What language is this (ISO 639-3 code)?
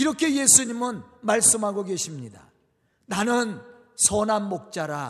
kor